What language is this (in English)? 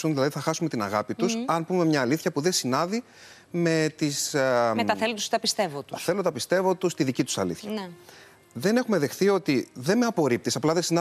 Greek